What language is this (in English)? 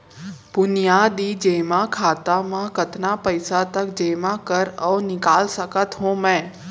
Chhattisgarhi